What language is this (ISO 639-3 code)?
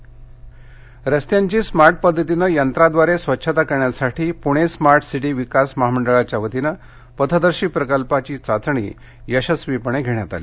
mar